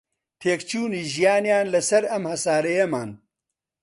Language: Central Kurdish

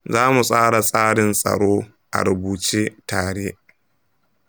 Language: Hausa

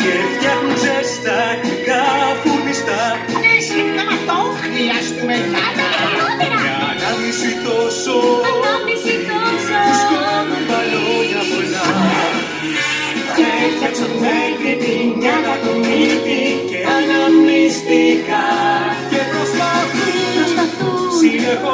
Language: Greek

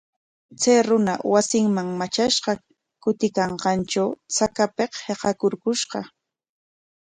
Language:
Corongo Ancash Quechua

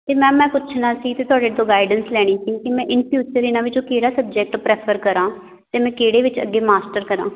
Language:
Punjabi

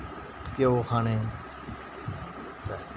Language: Dogri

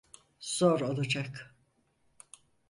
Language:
Turkish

